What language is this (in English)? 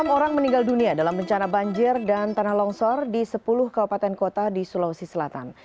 Indonesian